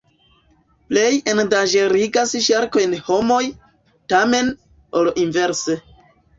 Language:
Esperanto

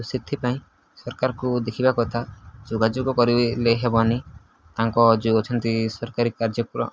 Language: Odia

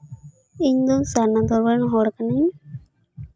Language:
Santali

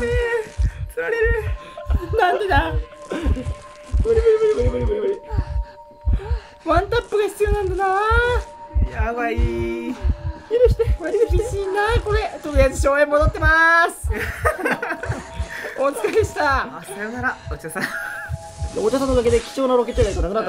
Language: Japanese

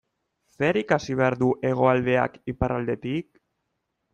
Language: Basque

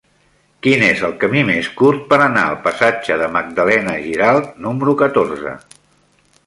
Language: Catalan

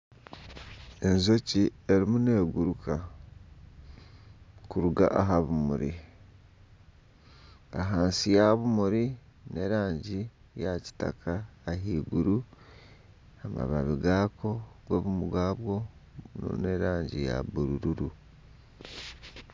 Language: Nyankole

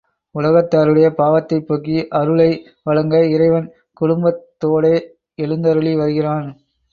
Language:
Tamil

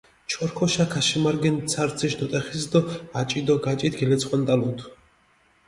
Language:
Mingrelian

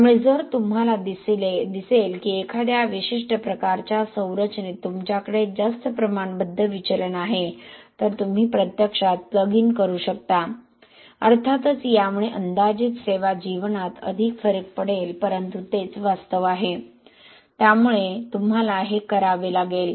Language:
Marathi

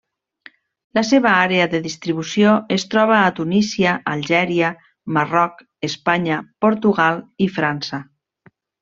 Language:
Catalan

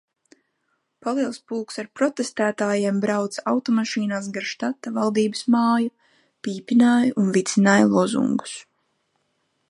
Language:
Latvian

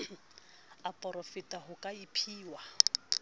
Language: Southern Sotho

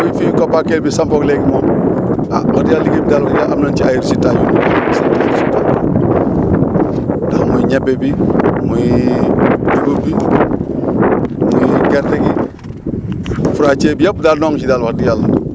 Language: Wolof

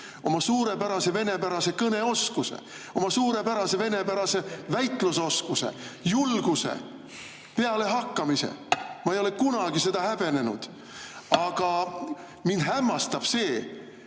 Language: Estonian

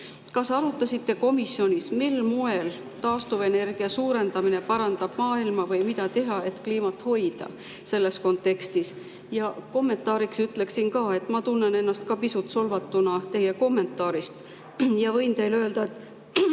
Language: Estonian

